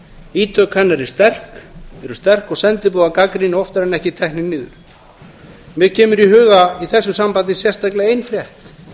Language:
Icelandic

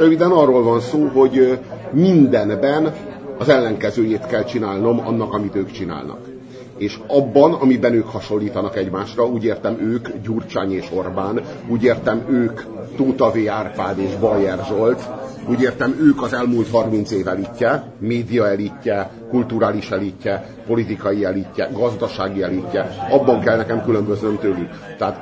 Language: Hungarian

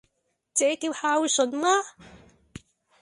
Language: Cantonese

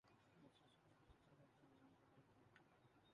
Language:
Urdu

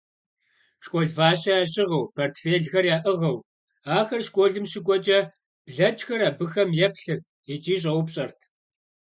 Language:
Kabardian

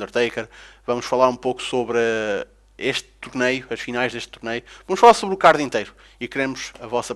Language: Portuguese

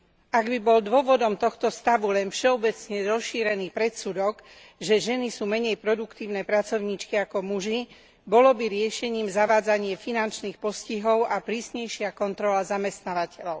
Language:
Slovak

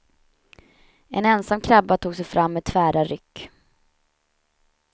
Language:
Swedish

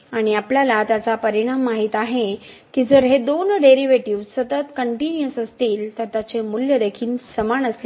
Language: Marathi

